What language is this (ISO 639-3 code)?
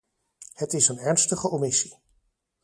nld